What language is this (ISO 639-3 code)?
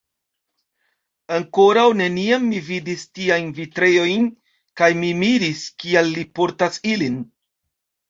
epo